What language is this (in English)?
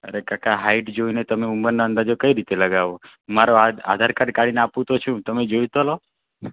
Gujarati